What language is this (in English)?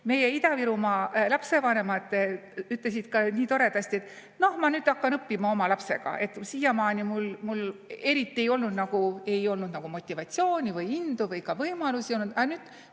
Estonian